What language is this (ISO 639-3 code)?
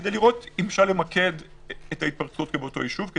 heb